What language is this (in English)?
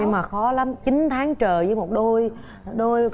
Vietnamese